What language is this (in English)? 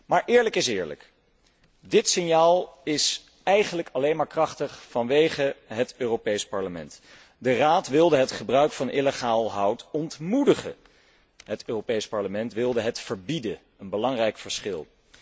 Dutch